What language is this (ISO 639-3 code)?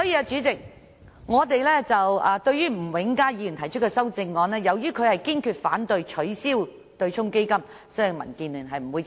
yue